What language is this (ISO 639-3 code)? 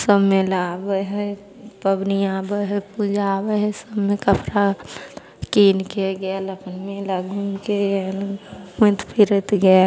mai